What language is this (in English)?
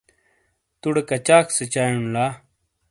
Shina